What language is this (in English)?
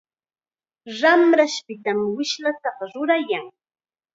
Chiquián Ancash Quechua